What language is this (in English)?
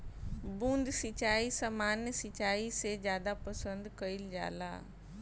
Bhojpuri